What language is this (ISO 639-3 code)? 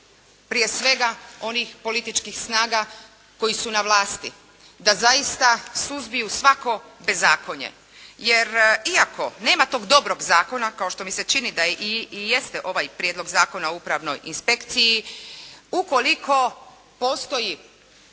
hrv